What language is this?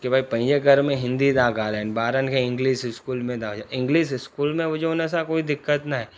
Sindhi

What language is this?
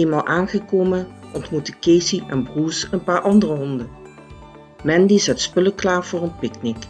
Dutch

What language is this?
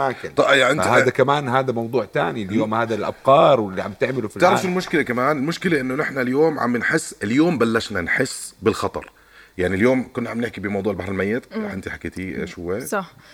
Arabic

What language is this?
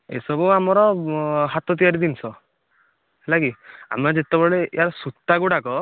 Odia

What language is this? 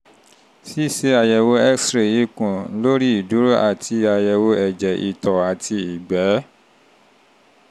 Yoruba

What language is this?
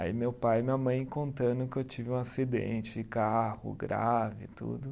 Portuguese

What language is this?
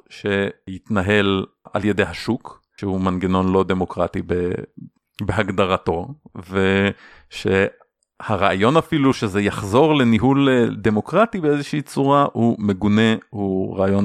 Hebrew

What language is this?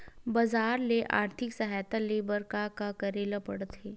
Chhattisgarhi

